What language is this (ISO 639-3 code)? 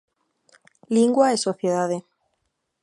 glg